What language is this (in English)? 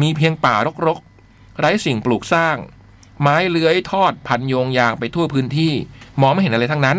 Thai